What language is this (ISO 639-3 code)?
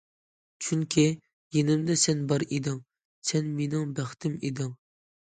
uig